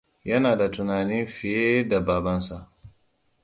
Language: Hausa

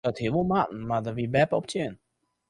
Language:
Western Frisian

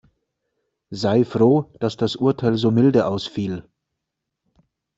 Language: German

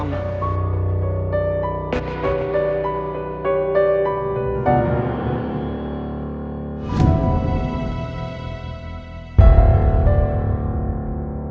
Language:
Indonesian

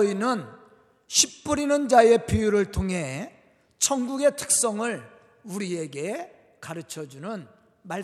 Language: Korean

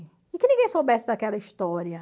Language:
Portuguese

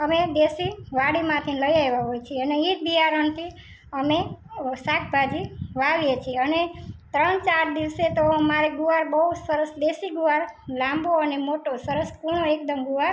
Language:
Gujarati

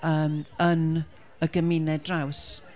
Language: Welsh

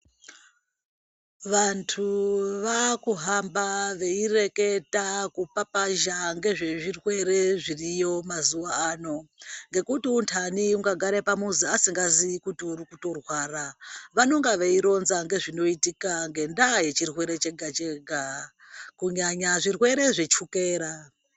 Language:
Ndau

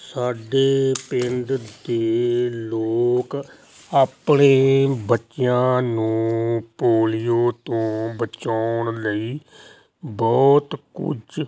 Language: Punjabi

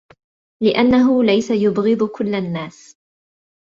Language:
Arabic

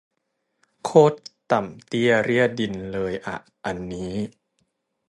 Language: Thai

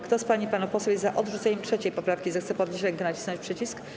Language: Polish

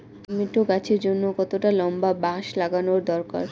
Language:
Bangla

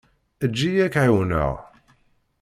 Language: Kabyle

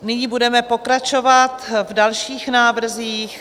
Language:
Czech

